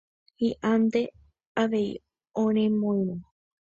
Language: Guarani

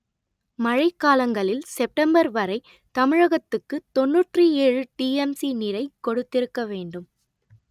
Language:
Tamil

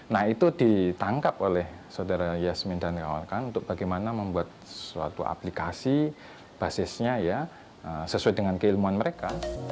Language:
Indonesian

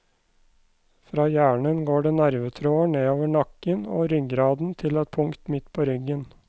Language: Norwegian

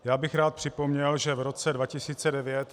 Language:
Czech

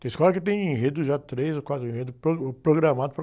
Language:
Portuguese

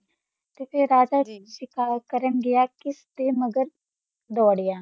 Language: Punjabi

